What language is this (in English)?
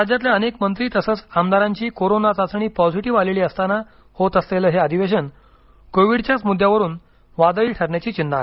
Marathi